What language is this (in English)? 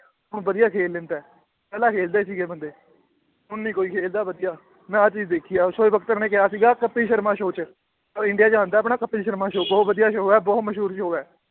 Punjabi